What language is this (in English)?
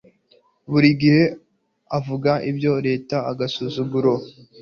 Kinyarwanda